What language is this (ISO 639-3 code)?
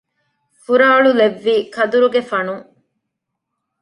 div